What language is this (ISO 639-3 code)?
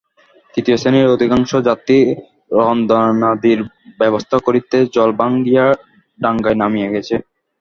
ben